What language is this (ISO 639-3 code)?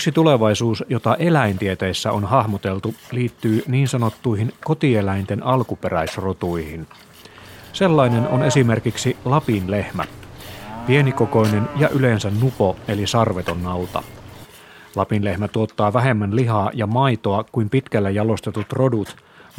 fin